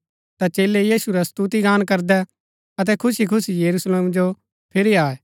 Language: Gaddi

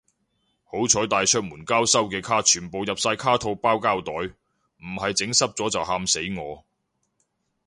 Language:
Cantonese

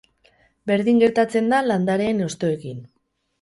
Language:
Basque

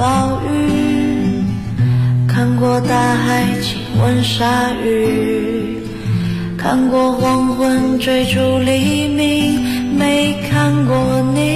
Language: Chinese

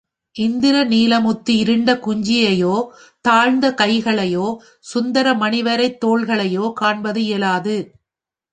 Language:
Tamil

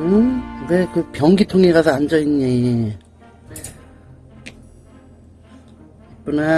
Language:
Korean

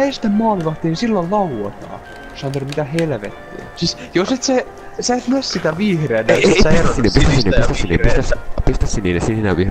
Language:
Finnish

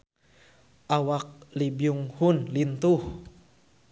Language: Sundanese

